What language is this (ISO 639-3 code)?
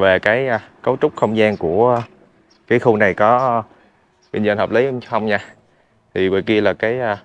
vie